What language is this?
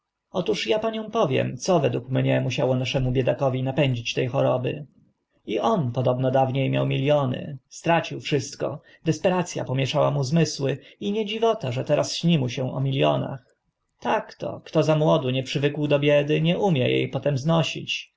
Polish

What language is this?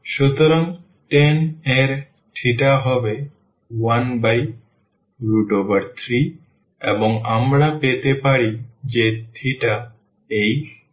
Bangla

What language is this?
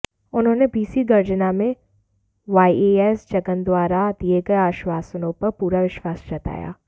Hindi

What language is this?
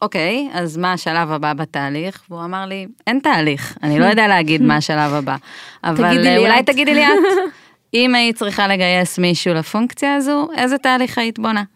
Hebrew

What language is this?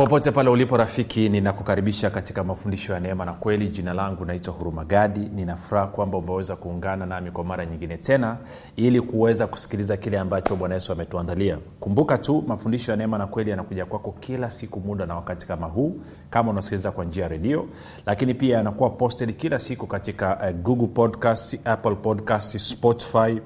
Swahili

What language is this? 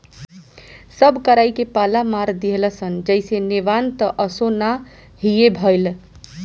Bhojpuri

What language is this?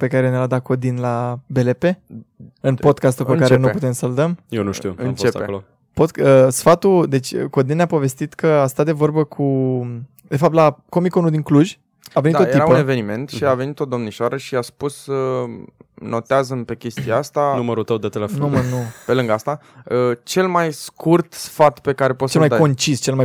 Romanian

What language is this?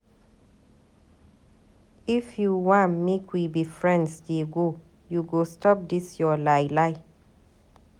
Nigerian Pidgin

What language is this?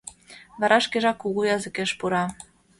Mari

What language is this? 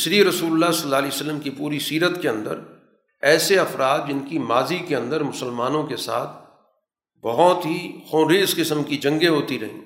Urdu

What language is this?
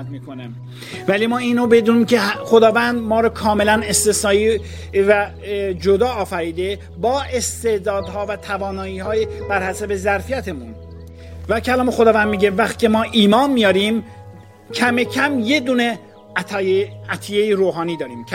Persian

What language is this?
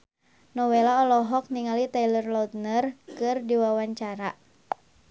Sundanese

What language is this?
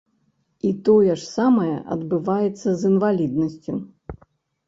Belarusian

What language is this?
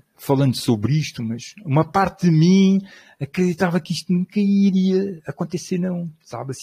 Portuguese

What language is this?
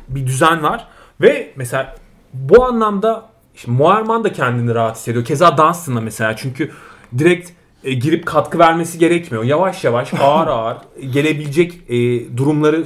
Turkish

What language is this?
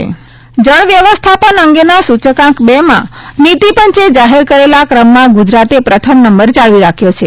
Gujarati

